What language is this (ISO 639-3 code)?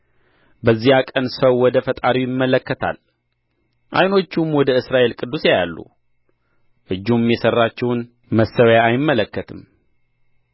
amh